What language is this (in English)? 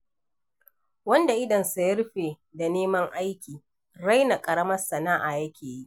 Hausa